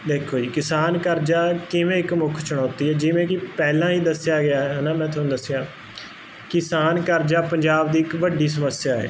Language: Punjabi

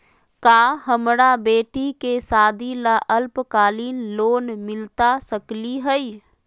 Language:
Magahi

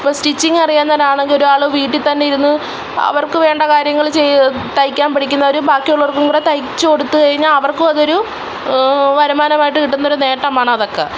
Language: Malayalam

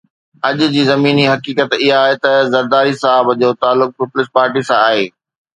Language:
Sindhi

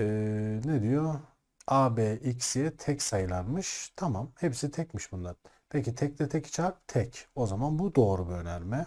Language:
Turkish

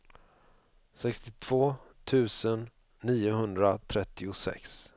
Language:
Swedish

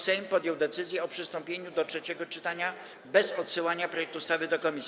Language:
Polish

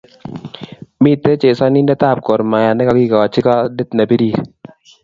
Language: Kalenjin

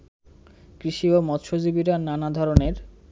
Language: Bangla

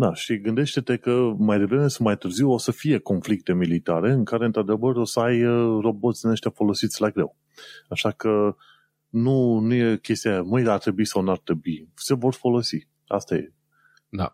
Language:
Romanian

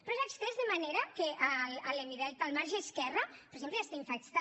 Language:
Catalan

